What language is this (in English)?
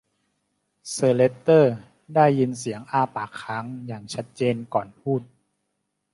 Thai